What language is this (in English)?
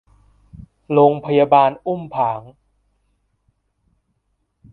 Thai